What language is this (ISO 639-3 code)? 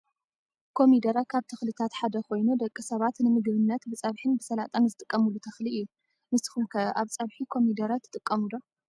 tir